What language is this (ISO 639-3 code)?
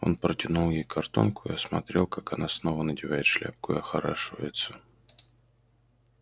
rus